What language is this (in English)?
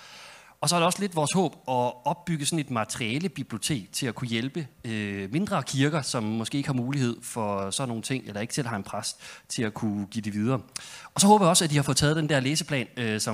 Danish